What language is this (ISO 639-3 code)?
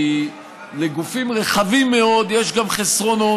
heb